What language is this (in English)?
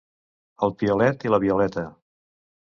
Catalan